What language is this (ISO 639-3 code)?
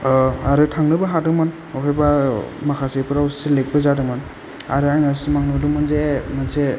brx